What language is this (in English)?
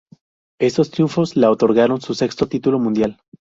Spanish